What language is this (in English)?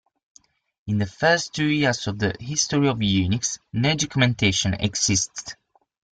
English